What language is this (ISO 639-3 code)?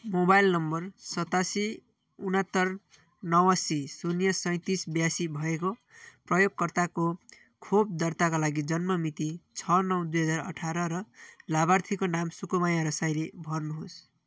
nep